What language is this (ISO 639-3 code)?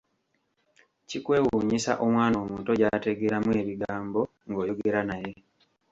lug